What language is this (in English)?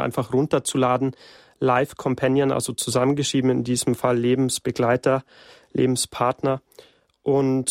German